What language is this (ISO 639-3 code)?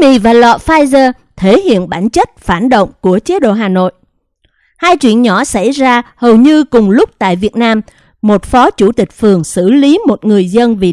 vie